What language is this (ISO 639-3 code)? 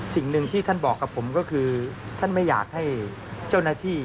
tha